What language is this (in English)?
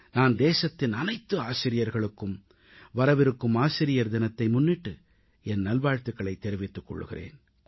Tamil